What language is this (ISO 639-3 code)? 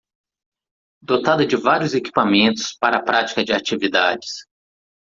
por